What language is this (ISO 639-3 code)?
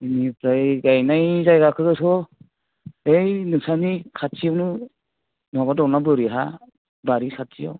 brx